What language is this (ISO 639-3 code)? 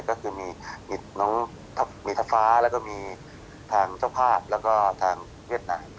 tha